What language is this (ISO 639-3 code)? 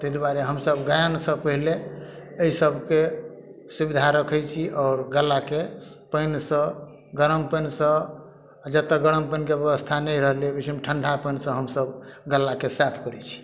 mai